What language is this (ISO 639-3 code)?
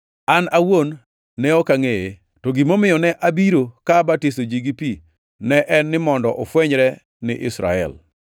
luo